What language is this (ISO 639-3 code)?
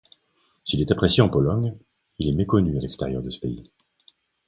fra